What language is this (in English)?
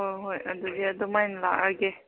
Manipuri